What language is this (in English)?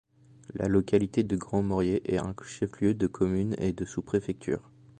French